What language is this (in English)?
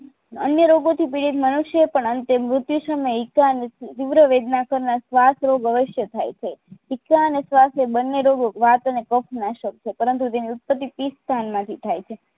Gujarati